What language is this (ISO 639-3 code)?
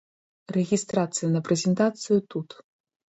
bel